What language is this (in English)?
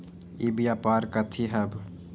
Magahi